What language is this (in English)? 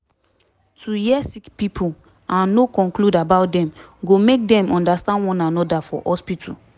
Nigerian Pidgin